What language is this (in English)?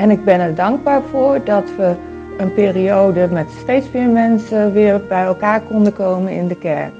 Dutch